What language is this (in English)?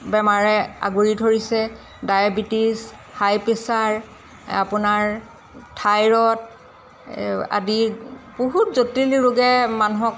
Assamese